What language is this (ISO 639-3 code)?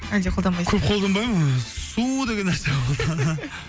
kaz